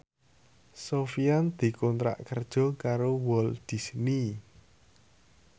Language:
Javanese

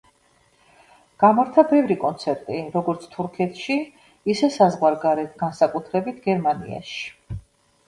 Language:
Georgian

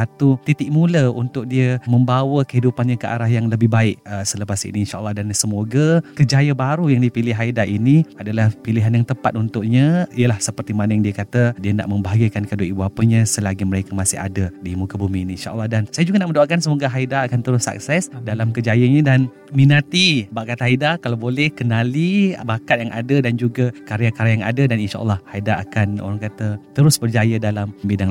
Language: Malay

